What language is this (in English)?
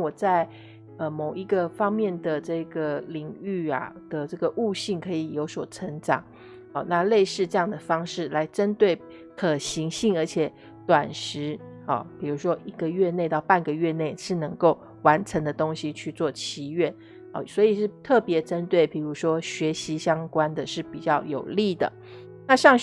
Chinese